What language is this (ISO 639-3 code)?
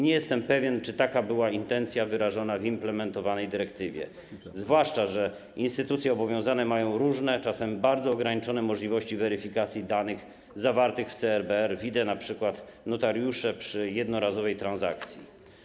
pol